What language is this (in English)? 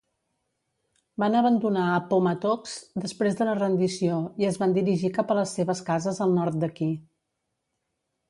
Catalan